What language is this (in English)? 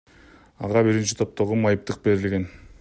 Kyrgyz